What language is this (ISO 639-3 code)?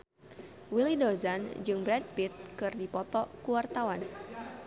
sun